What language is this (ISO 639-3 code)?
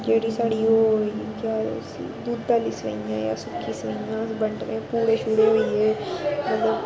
doi